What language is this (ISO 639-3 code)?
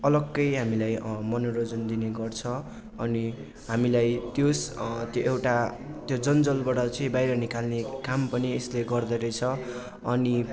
nep